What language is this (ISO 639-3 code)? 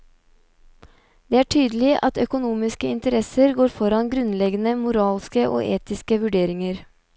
nor